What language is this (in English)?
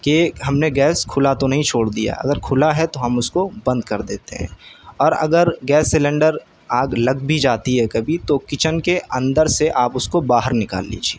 Urdu